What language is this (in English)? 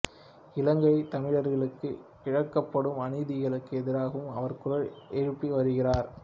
Tamil